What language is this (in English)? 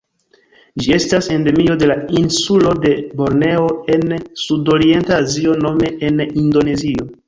Esperanto